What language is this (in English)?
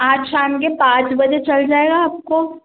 Hindi